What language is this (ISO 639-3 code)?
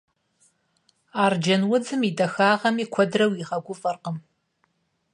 kbd